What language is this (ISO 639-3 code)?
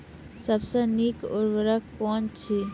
mai